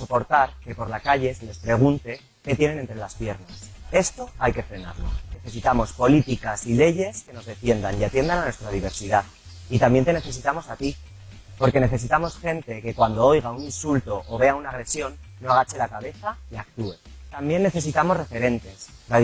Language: Spanish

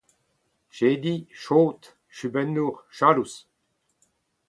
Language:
Breton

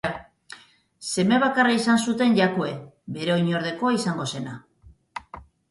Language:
Basque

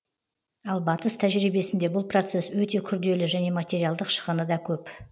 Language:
Kazakh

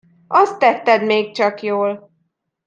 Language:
Hungarian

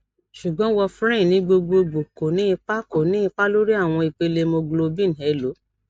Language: Yoruba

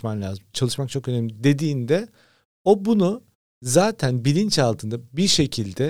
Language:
Turkish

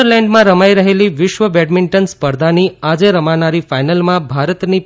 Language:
Gujarati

